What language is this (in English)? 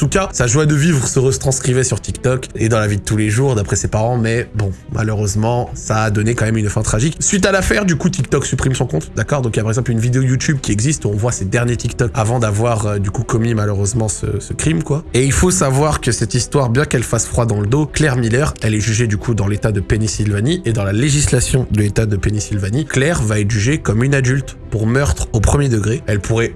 French